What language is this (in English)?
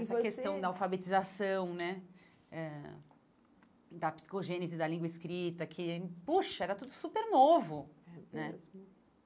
Portuguese